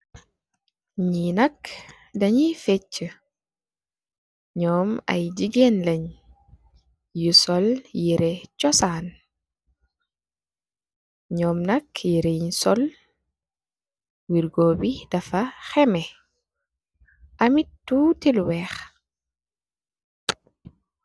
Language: Wolof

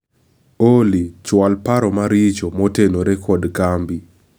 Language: Luo (Kenya and Tanzania)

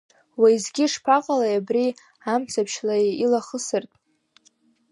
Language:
Abkhazian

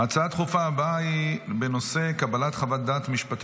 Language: Hebrew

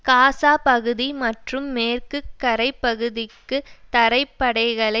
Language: Tamil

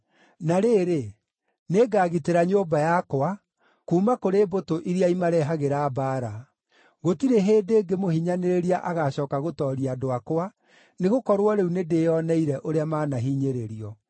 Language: Kikuyu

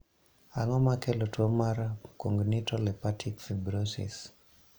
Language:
Luo (Kenya and Tanzania)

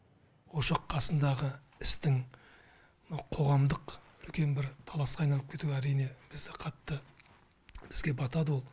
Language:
Kazakh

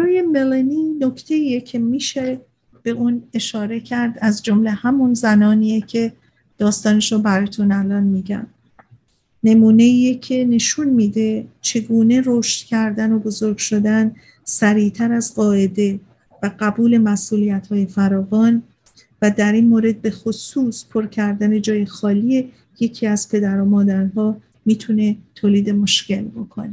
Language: Persian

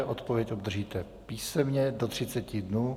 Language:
Czech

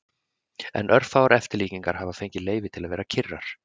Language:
Icelandic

